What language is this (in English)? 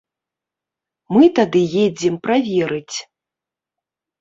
Belarusian